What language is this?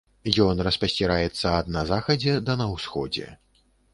Belarusian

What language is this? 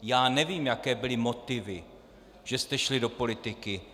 Czech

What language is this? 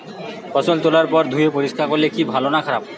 Bangla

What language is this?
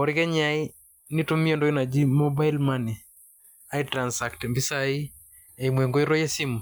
Masai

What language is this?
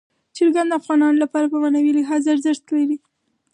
Pashto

